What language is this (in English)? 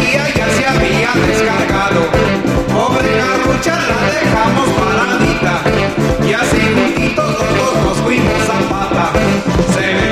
Japanese